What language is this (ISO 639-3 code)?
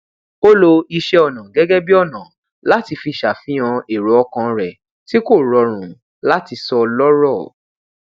yor